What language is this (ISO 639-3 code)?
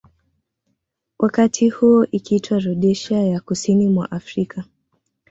swa